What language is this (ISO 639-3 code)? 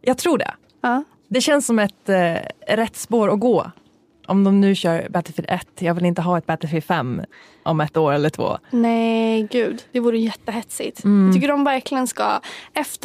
swe